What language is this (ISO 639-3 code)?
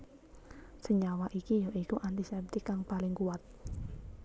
jav